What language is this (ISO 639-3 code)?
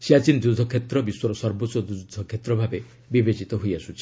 ori